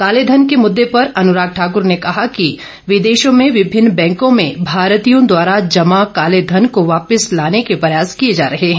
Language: Hindi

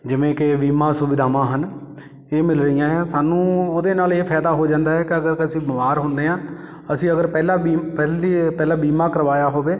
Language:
Punjabi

